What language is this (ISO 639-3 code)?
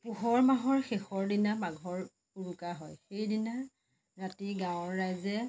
asm